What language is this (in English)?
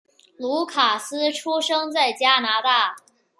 Chinese